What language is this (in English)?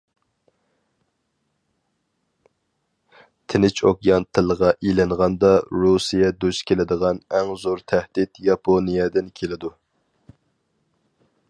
Uyghur